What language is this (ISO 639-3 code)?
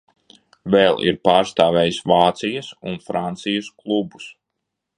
lav